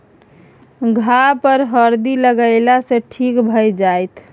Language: Maithili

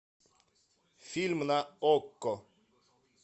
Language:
Russian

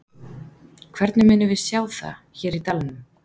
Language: Icelandic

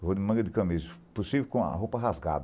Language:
Portuguese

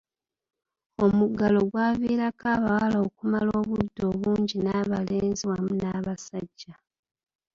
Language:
Ganda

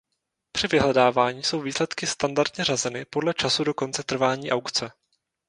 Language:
Czech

